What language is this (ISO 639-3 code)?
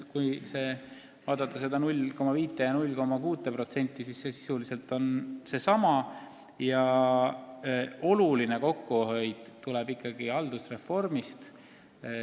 est